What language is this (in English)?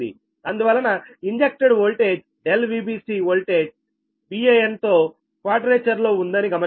Telugu